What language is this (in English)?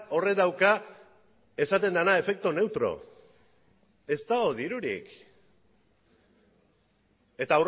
Basque